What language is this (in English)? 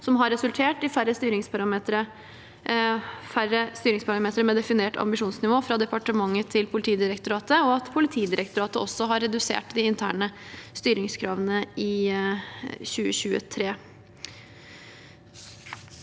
Norwegian